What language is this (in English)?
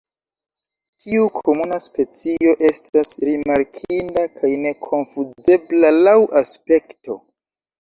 Esperanto